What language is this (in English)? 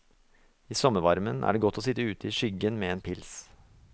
Norwegian